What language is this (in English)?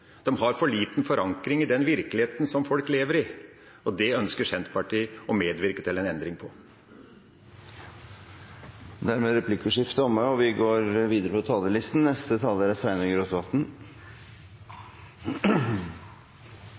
Norwegian